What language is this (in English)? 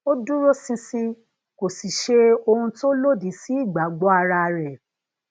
Yoruba